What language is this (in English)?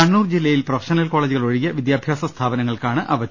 Malayalam